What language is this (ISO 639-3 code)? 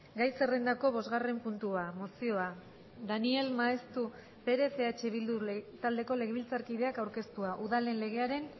eus